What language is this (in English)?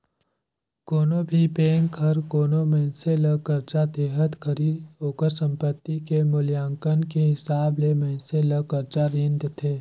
Chhattisgarhi